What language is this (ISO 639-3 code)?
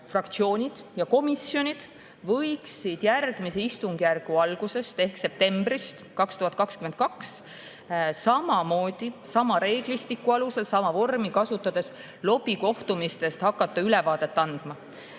est